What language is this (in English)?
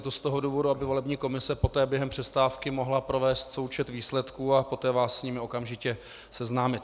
Czech